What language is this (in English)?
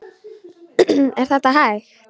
Icelandic